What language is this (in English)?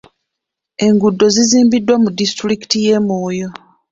Ganda